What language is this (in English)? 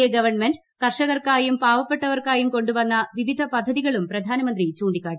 Malayalam